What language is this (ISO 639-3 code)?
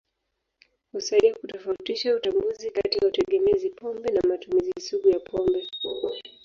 swa